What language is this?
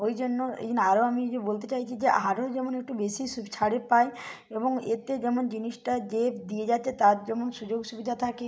Bangla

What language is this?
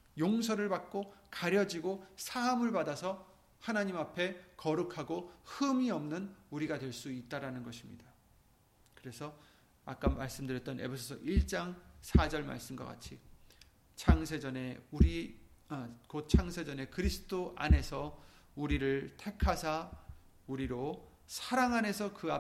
Korean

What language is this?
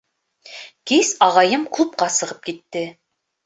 Bashkir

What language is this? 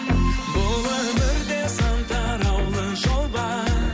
Kazakh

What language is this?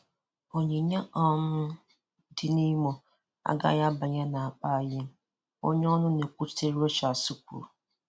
Igbo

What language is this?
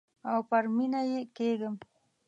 Pashto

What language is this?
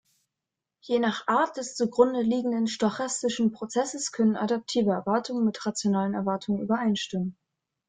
German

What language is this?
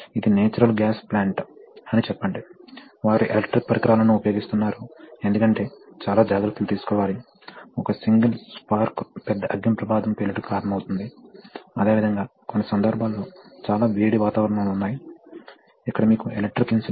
Telugu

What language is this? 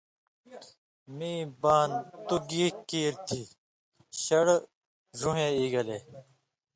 Indus Kohistani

